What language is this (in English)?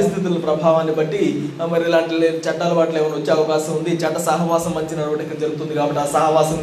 Telugu